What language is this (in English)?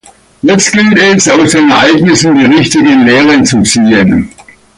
German